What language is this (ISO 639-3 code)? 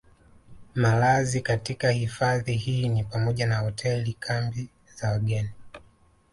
swa